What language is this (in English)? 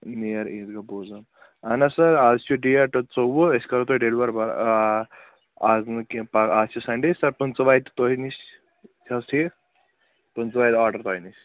Kashmiri